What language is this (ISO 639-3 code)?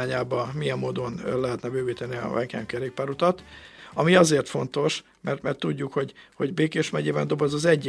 hun